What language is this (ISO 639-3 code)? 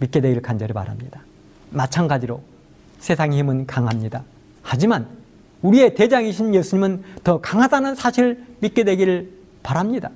kor